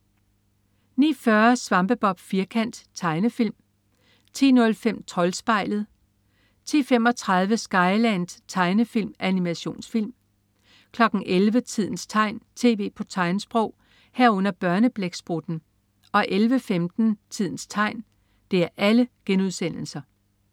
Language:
Danish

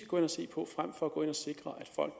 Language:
Danish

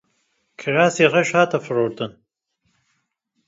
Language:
Kurdish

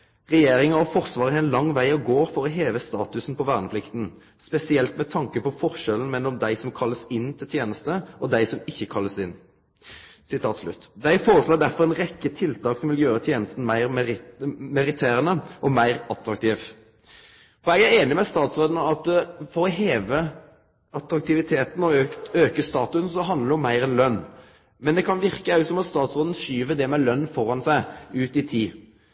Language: Norwegian Nynorsk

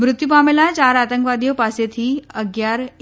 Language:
Gujarati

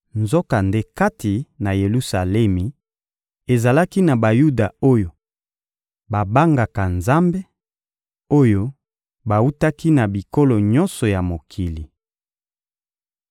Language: Lingala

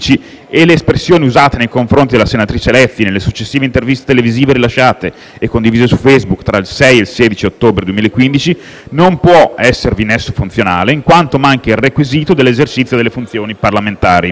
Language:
Italian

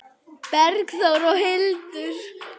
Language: Icelandic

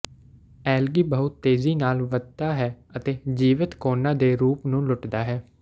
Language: Punjabi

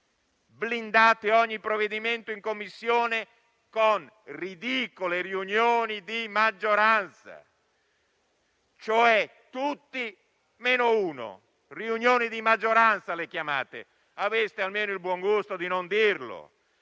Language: Italian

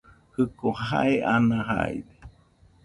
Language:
Nüpode Huitoto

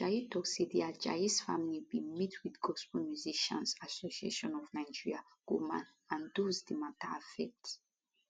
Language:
Nigerian Pidgin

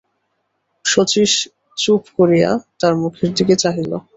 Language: Bangla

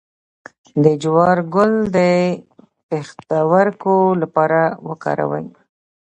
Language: Pashto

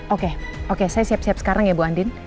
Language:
Indonesian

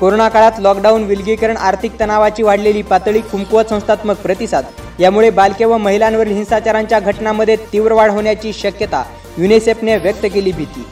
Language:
Marathi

